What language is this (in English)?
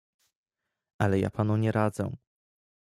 Polish